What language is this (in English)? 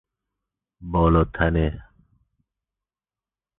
Persian